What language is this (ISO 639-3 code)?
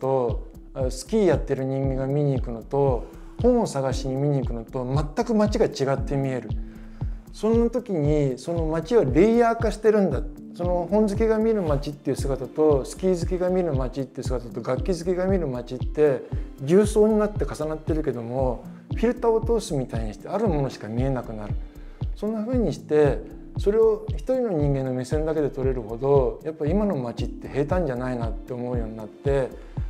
jpn